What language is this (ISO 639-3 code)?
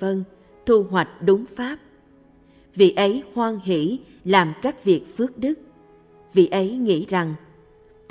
vie